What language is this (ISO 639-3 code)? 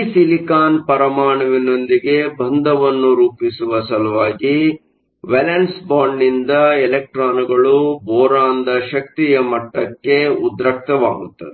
kan